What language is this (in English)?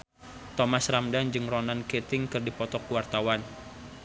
Sundanese